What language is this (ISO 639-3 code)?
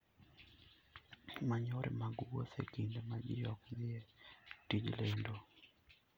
luo